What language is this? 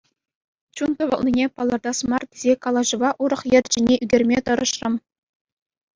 Chuvash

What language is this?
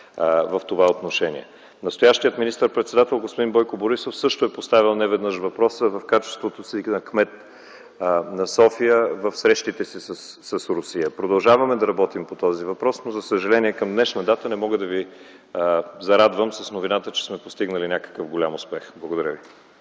Bulgarian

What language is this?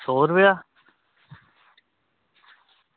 Dogri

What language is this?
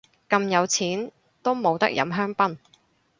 Cantonese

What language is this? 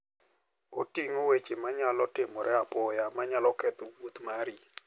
Luo (Kenya and Tanzania)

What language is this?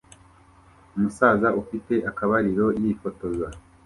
Kinyarwanda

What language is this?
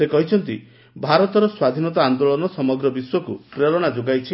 Odia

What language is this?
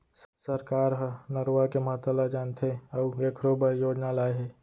Chhattisgarhi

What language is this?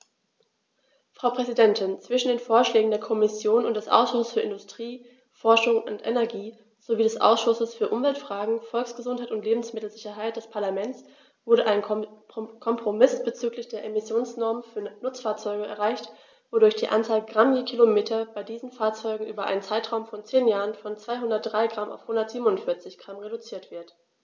German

